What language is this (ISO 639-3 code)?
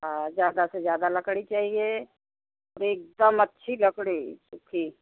hin